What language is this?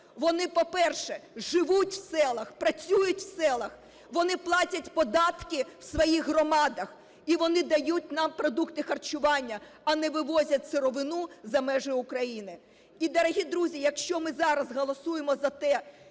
Ukrainian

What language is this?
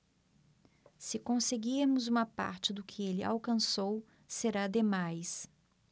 Portuguese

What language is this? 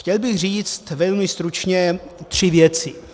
Czech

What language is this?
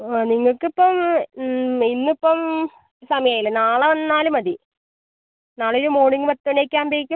Malayalam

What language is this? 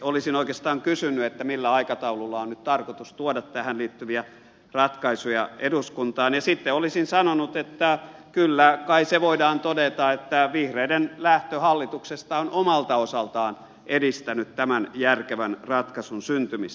Finnish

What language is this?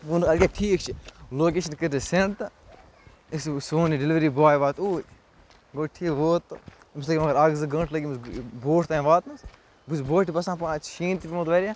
Kashmiri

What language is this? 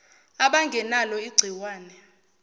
Zulu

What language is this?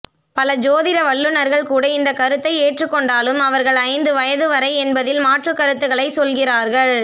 Tamil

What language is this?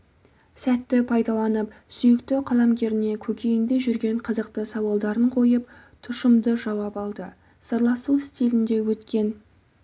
Kazakh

